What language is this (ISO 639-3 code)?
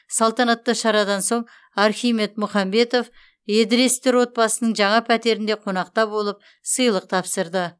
kaz